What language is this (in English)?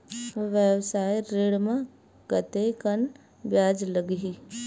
Chhattisgarhi